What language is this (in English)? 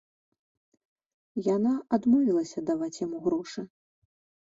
Belarusian